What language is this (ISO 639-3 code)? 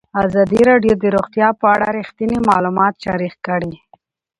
pus